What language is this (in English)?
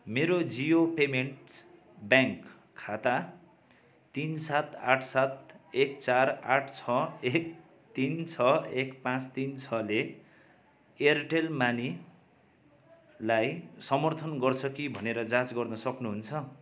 Nepali